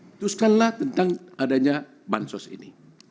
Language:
Indonesian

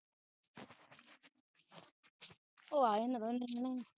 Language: Punjabi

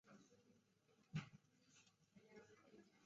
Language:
Chinese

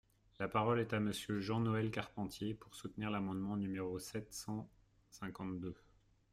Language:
French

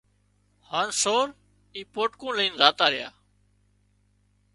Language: Wadiyara Koli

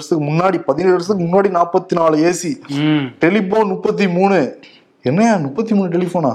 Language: Tamil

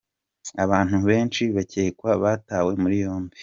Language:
Kinyarwanda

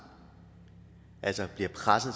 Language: Danish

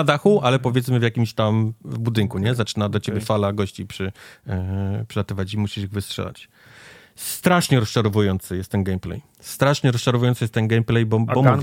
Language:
Polish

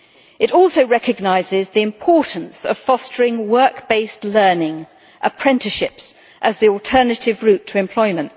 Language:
English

